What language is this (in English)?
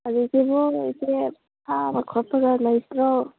Manipuri